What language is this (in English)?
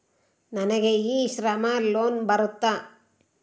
Kannada